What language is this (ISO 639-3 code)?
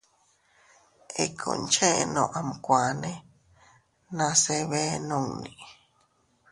cut